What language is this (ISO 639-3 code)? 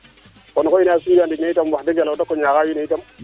srr